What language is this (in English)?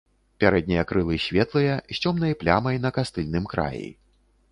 Belarusian